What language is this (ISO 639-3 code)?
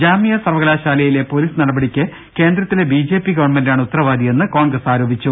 mal